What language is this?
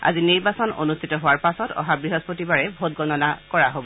Assamese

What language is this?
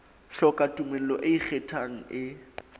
Southern Sotho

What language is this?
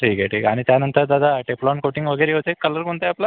Marathi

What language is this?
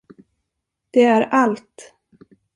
Swedish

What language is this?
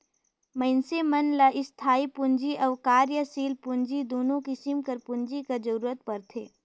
Chhattisgarhi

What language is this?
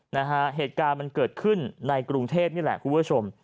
Thai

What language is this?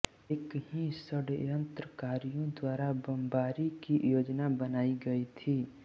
Hindi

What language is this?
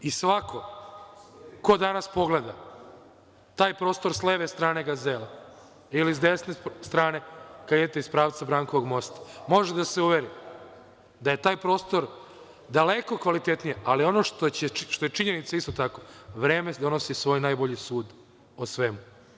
Serbian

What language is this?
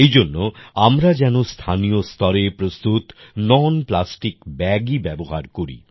Bangla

